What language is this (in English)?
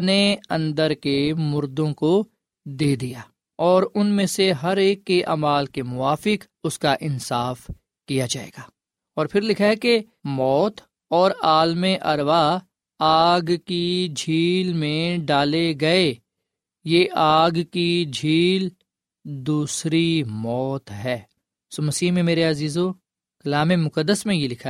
Urdu